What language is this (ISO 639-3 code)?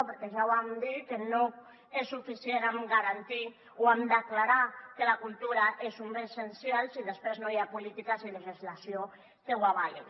cat